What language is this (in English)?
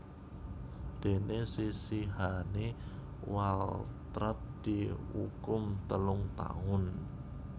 Javanese